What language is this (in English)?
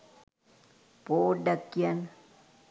Sinhala